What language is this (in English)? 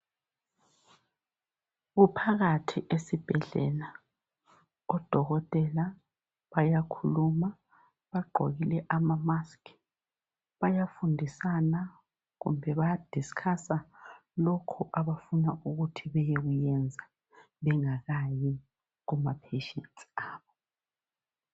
North Ndebele